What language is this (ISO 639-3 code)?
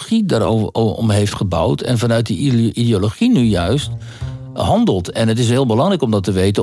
nld